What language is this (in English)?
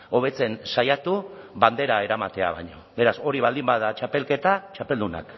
Basque